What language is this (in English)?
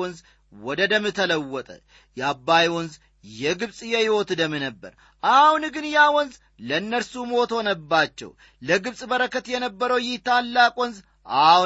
Amharic